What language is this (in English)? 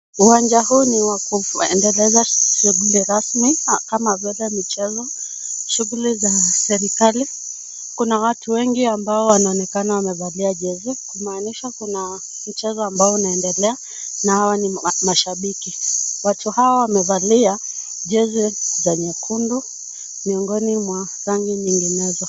Swahili